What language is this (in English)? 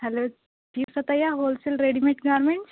Urdu